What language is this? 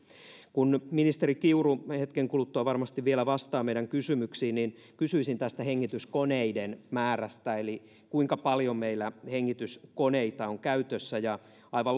Finnish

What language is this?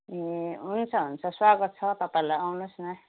Nepali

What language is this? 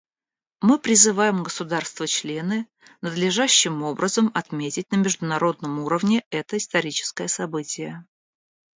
Russian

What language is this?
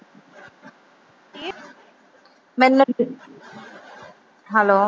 Punjabi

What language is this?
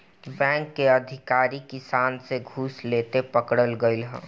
Bhojpuri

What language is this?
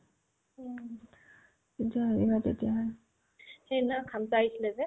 Assamese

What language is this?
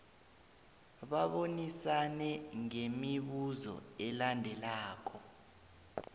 South Ndebele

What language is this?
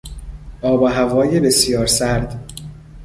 Persian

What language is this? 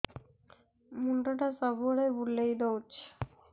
Odia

